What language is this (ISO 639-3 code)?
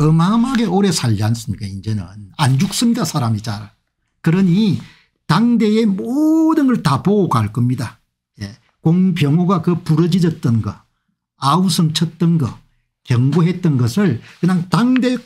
kor